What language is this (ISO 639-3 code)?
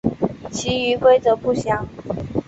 zho